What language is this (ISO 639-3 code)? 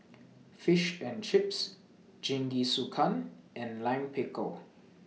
eng